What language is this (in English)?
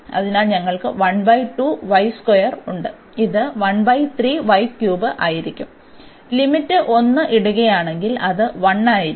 Malayalam